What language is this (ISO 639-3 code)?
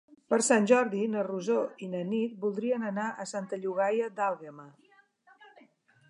cat